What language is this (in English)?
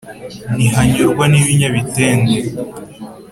Kinyarwanda